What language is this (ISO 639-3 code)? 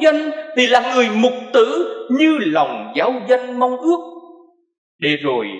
vie